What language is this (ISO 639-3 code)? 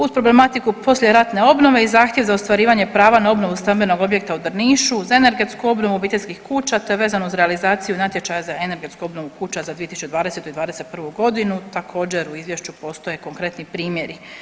hrv